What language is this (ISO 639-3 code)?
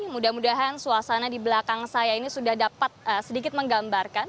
ind